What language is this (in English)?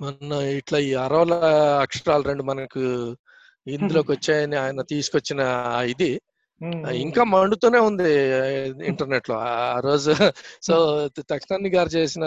Telugu